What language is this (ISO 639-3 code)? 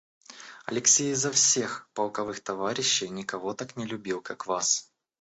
rus